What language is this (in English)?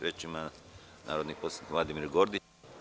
Serbian